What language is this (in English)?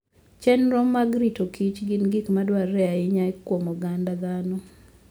Luo (Kenya and Tanzania)